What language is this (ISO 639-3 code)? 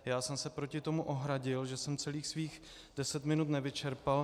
ces